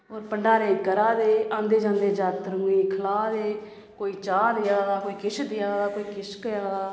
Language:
Dogri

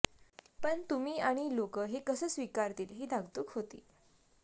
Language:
Marathi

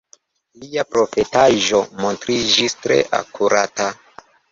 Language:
Esperanto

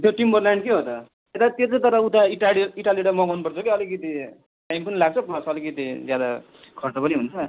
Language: Nepali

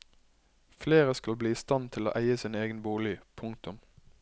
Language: Norwegian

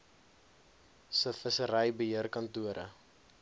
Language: Afrikaans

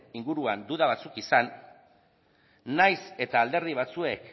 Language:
Basque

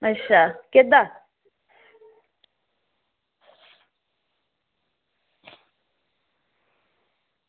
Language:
Dogri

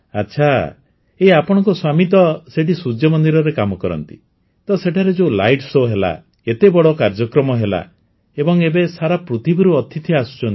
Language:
Odia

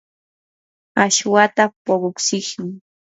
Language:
Yanahuanca Pasco Quechua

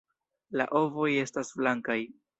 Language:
Esperanto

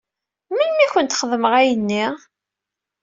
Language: Kabyle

